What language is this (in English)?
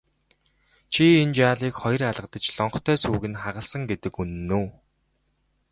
Mongolian